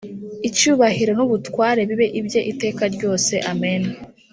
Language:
Kinyarwanda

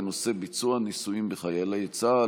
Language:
Hebrew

